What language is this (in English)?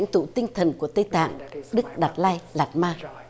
Vietnamese